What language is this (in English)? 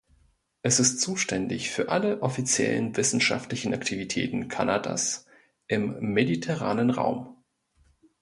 German